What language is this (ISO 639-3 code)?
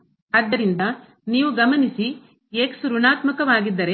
kan